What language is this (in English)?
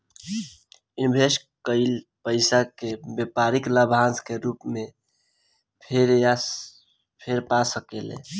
Bhojpuri